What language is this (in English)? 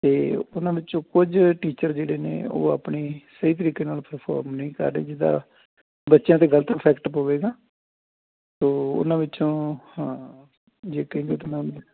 Punjabi